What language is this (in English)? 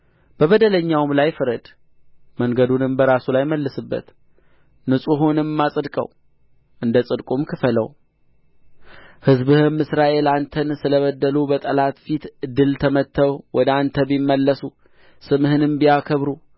Amharic